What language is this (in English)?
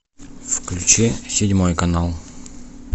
Russian